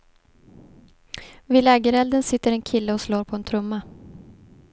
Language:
Swedish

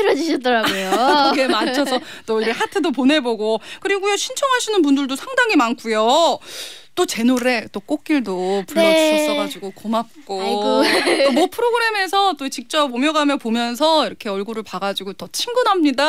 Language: Korean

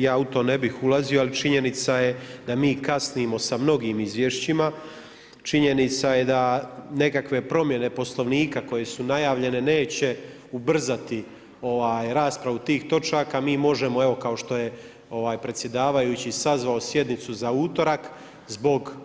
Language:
Croatian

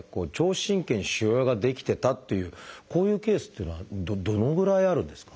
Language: Japanese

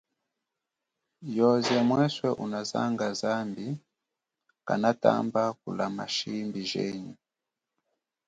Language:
Chokwe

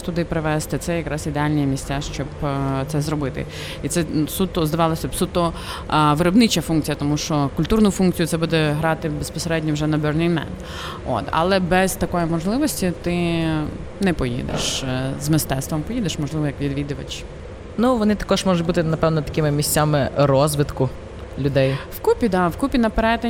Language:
Ukrainian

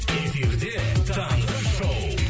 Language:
Kazakh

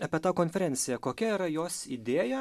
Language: Lithuanian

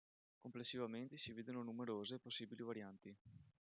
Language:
Italian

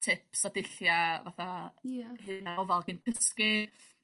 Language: Welsh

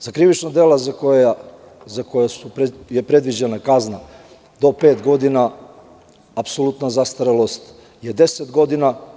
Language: Serbian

